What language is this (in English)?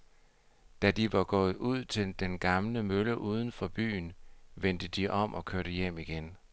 Danish